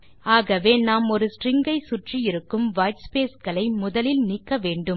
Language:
Tamil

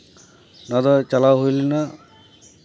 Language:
Santali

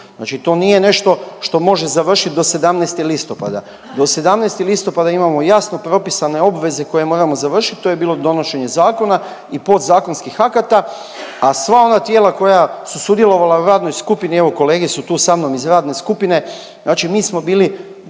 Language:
Croatian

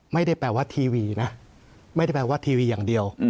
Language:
Thai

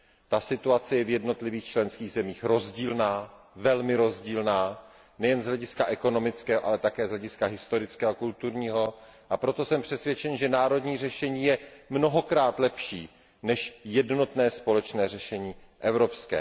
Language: Czech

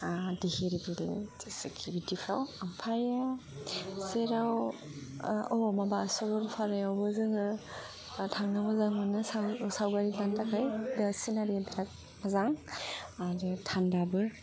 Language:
Bodo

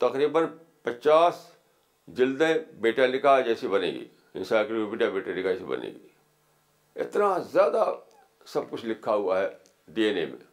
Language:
Urdu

